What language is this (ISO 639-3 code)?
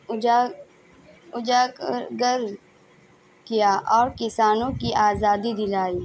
urd